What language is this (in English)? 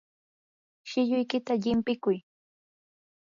Yanahuanca Pasco Quechua